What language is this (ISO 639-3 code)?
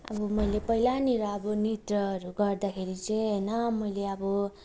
nep